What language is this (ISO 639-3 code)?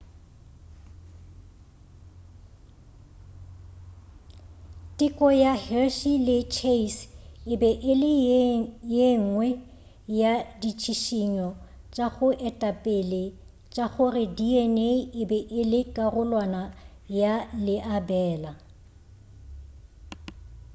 nso